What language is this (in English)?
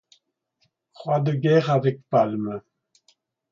French